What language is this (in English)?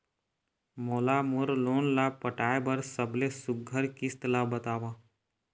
Chhattisgarhi